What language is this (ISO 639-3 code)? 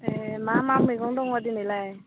brx